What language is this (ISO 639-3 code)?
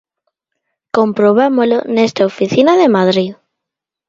glg